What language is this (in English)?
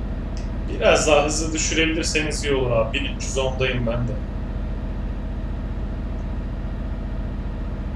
Turkish